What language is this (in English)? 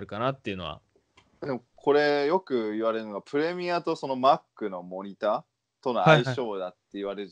Japanese